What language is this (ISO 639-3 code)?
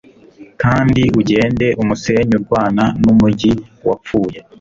kin